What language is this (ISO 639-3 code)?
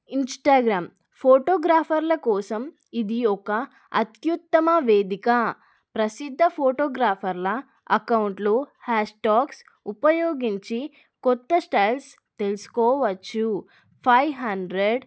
tel